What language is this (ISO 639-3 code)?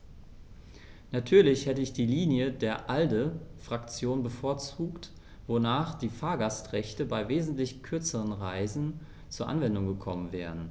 deu